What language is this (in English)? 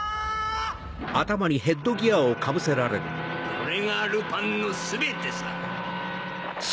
Japanese